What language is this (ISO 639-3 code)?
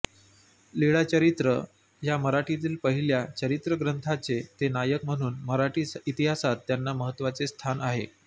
mar